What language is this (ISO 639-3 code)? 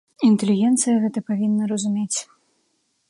bel